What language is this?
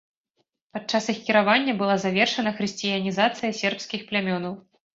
Belarusian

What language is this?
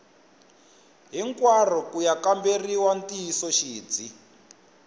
Tsonga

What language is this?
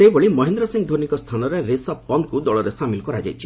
Odia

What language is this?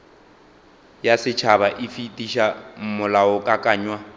Northern Sotho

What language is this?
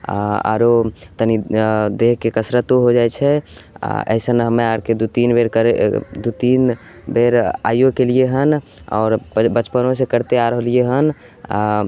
Maithili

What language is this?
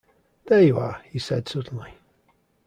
English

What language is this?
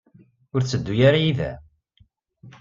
Kabyle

